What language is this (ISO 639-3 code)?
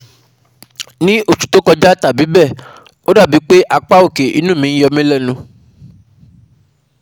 yor